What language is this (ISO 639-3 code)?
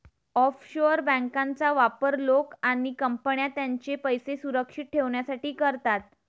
mar